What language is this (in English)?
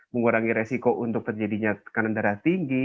Indonesian